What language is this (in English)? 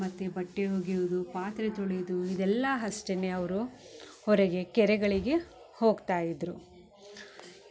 Kannada